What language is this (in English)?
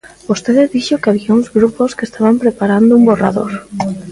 Galician